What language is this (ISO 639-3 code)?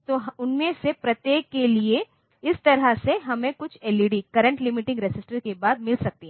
hin